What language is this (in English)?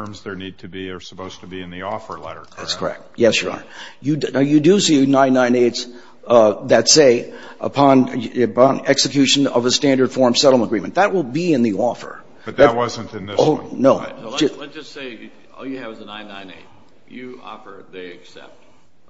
English